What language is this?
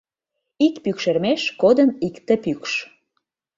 Mari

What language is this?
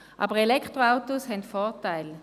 Swiss German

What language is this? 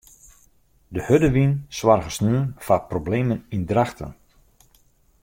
Western Frisian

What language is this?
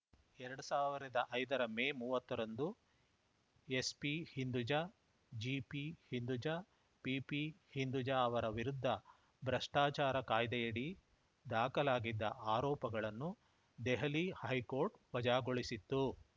Kannada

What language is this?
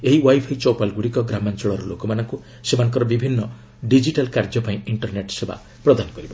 Odia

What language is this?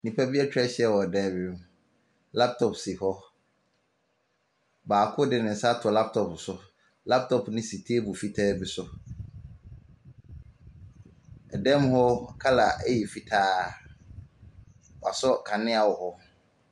Akan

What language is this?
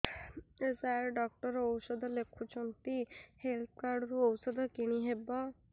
Odia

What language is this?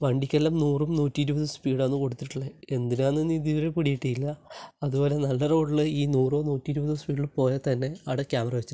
Malayalam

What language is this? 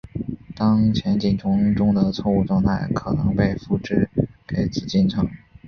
Chinese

